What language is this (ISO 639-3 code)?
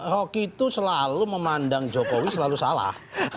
ind